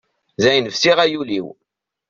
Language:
Kabyle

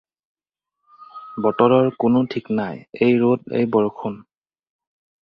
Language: Assamese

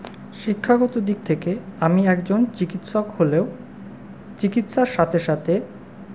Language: Bangla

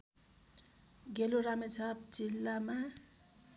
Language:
Nepali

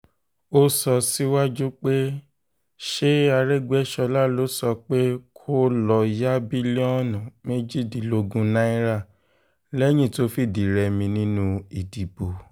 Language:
Yoruba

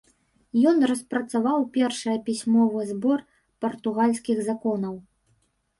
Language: Belarusian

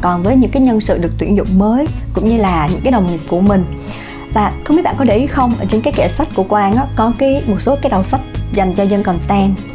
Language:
Vietnamese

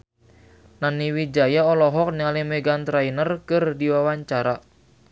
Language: Sundanese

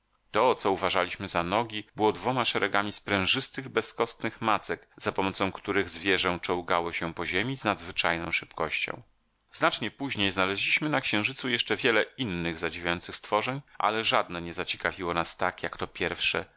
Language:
Polish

